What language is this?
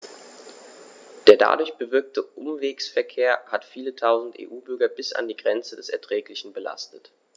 German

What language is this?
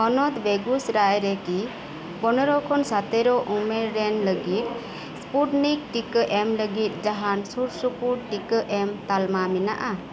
Santali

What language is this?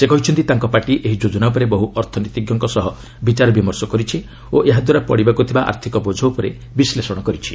Odia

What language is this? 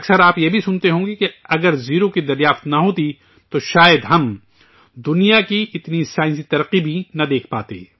Urdu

